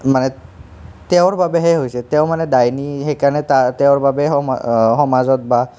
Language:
Assamese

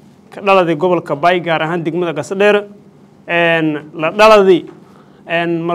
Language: Arabic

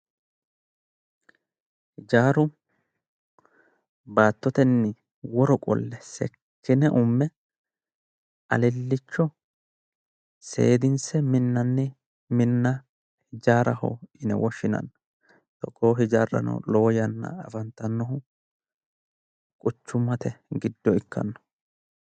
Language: Sidamo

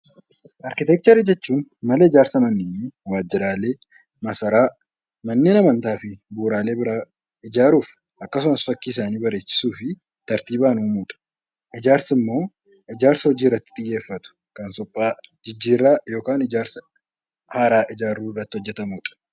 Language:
Oromo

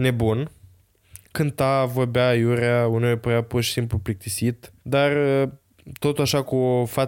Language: Romanian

